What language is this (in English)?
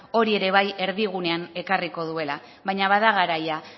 Basque